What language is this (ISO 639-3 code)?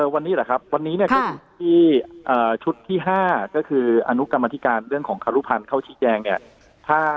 tha